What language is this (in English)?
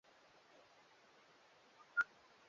Swahili